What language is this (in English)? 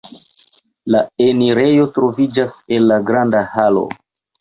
Esperanto